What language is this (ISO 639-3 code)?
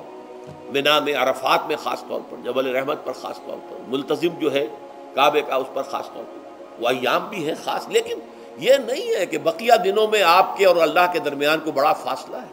urd